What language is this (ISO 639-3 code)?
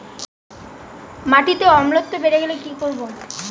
ben